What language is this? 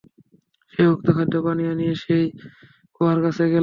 Bangla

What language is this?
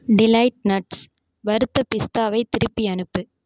Tamil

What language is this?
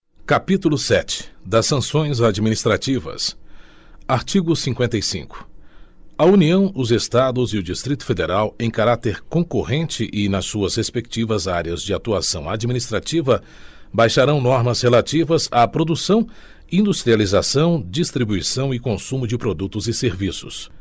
Portuguese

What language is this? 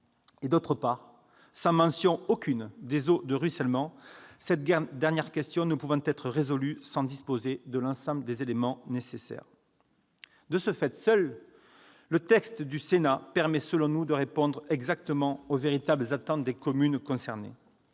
French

